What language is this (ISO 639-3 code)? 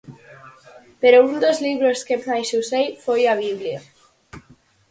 glg